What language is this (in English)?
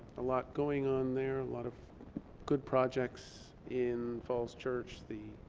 English